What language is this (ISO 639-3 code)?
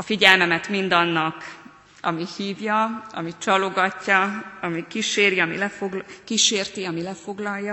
hun